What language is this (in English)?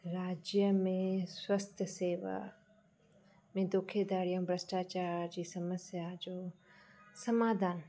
Sindhi